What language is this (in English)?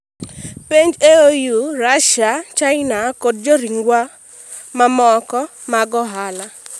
Luo (Kenya and Tanzania)